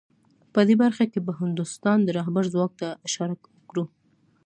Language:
Pashto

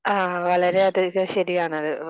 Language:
Malayalam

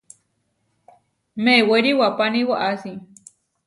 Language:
Huarijio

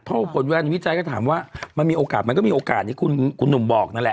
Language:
Thai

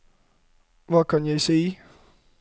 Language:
Norwegian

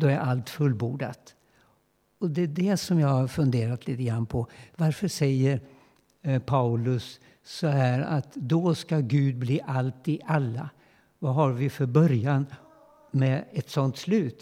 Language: Swedish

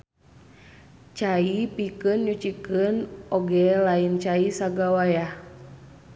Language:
Sundanese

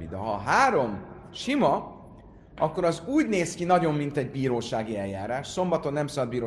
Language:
Hungarian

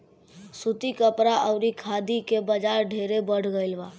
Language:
Bhojpuri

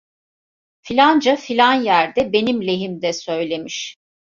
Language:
Turkish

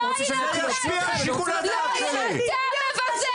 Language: Hebrew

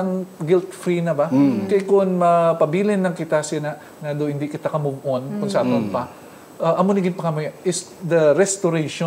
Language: Filipino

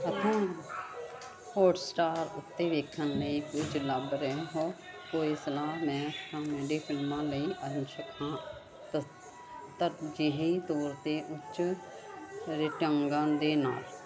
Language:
Punjabi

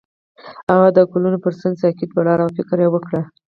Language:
Pashto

